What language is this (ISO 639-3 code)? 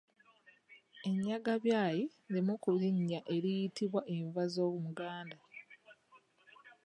lug